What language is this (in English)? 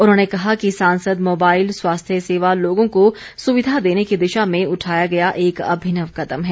Hindi